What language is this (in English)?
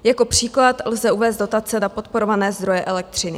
Czech